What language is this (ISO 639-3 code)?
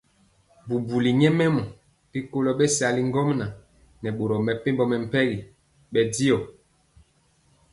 mcx